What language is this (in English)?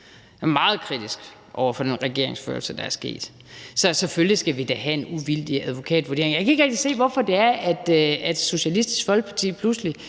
Danish